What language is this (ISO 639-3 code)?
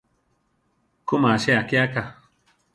tar